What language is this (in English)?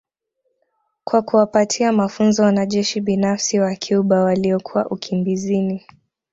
Swahili